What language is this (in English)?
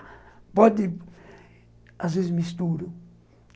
Portuguese